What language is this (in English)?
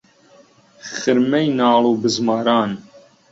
Central Kurdish